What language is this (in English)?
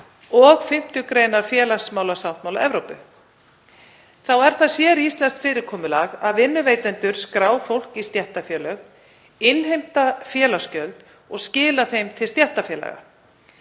Icelandic